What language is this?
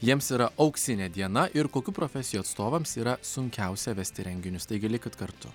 Lithuanian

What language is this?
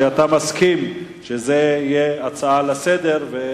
Hebrew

